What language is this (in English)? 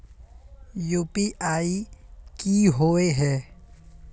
Magahi